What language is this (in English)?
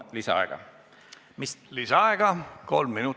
Estonian